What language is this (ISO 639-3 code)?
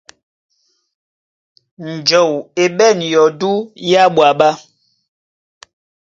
dua